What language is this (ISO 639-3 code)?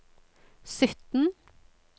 nor